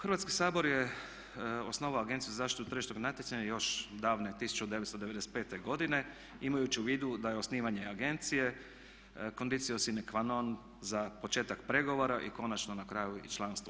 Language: Croatian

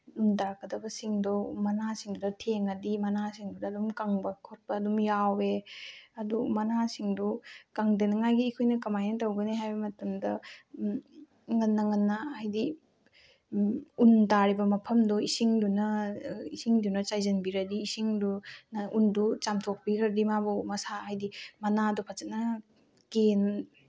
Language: Manipuri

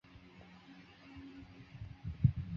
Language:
Chinese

